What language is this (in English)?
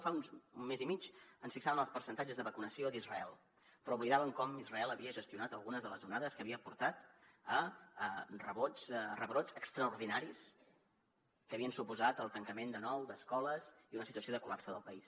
Catalan